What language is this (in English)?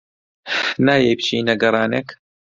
Central Kurdish